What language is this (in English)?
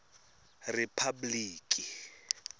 Tsonga